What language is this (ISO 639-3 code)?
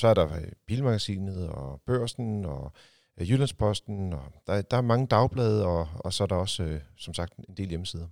dan